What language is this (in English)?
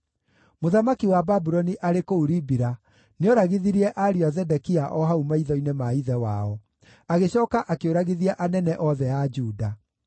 Kikuyu